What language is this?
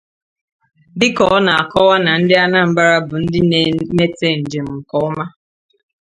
Igbo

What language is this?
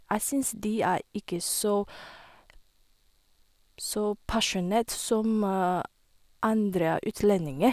Norwegian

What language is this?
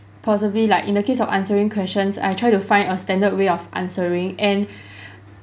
English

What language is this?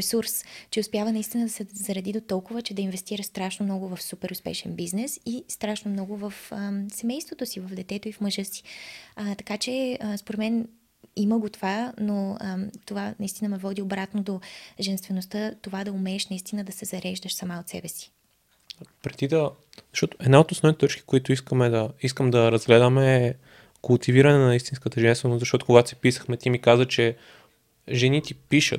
Bulgarian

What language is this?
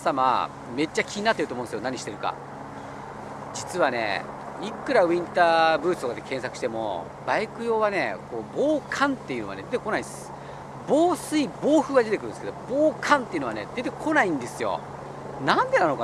Japanese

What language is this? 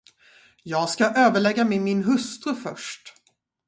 Swedish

